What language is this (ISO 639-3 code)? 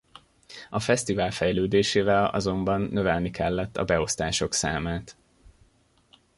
hun